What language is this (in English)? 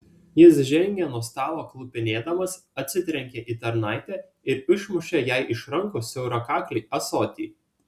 Lithuanian